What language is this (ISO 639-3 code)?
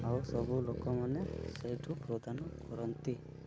ori